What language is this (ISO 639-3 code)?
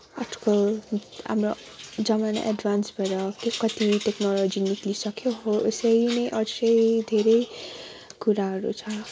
nep